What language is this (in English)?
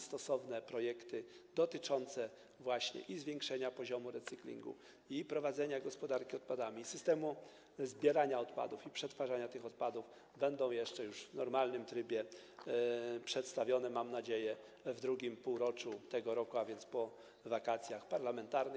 Polish